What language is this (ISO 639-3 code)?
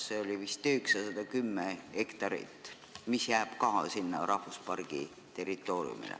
est